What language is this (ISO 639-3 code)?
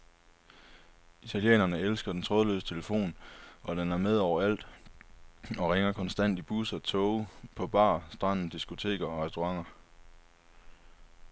dan